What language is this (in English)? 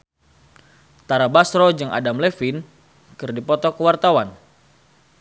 Sundanese